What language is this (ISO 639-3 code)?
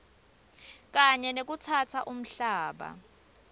ssw